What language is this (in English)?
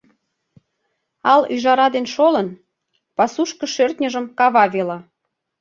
Mari